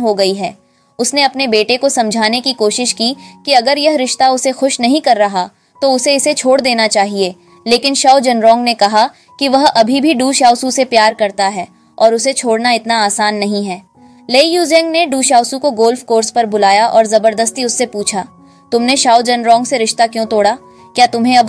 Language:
Hindi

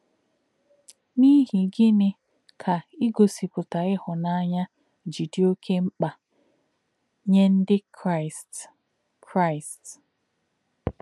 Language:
Igbo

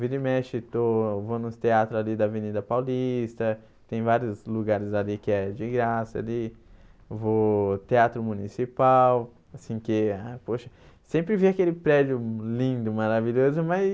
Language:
Portuguese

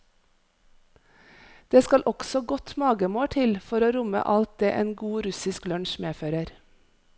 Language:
Norwegian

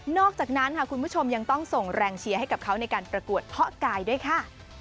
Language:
Thai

